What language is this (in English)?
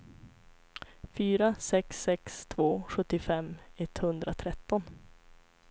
Swedish